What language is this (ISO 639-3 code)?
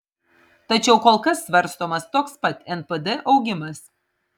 lit